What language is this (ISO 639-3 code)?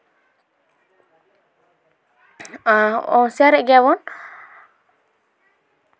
sat